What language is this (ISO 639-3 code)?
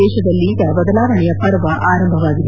kan